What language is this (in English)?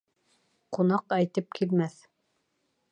Bashkir